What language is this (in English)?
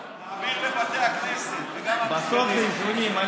Hebrew